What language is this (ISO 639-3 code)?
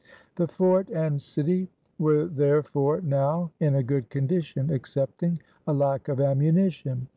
eng